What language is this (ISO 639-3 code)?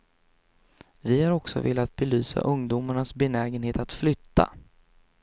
swe